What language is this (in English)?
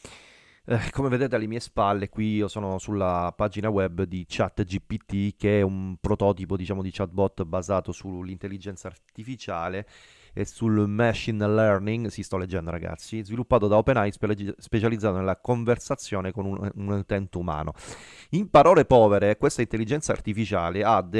Italian